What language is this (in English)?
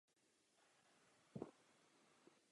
Czech